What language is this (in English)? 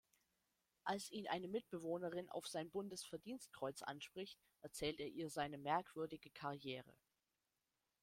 German